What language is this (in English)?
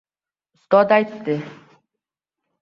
Uzbek